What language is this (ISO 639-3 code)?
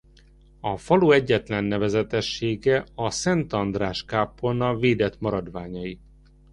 hun